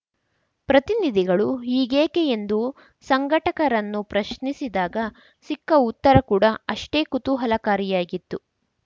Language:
Kannada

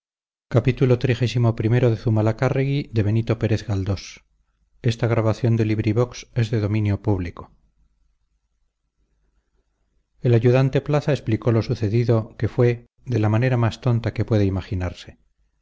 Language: Spanish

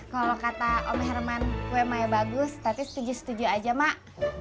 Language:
Indonesian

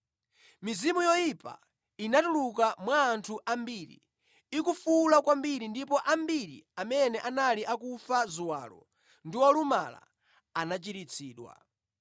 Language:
Nyanja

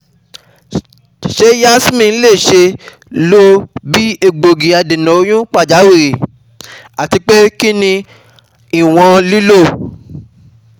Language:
Yoruba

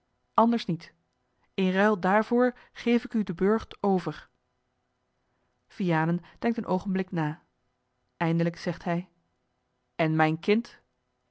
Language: Dutch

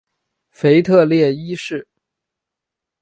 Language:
Chinese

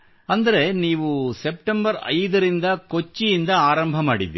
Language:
Kannada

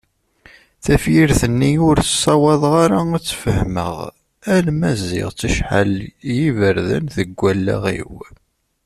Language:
Kabyle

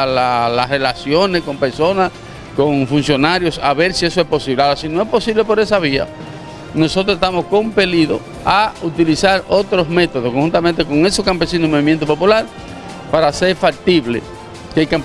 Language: Spanish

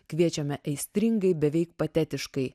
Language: Lithuanian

